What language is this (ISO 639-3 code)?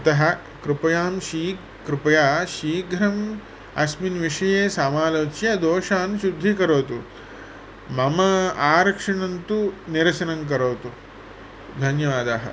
san